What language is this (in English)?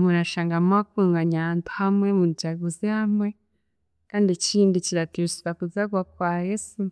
Chiga